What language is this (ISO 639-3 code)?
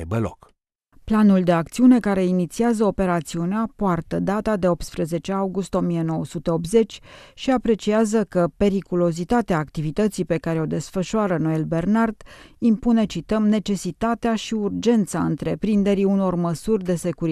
ron